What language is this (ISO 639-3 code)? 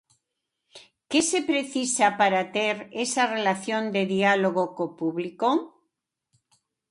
glg